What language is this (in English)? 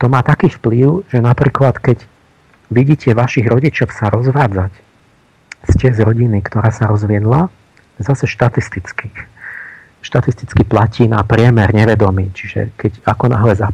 Slovak